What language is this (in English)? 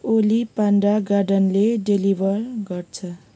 Nepali